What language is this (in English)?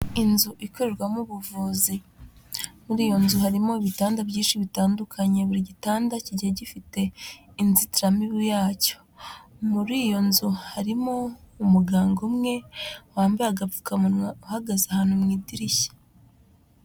Kinyarwanda